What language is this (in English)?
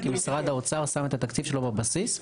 Hebrew